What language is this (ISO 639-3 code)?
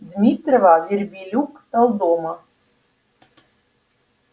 rus